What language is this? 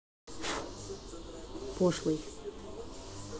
Russian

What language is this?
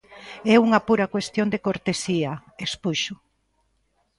Galician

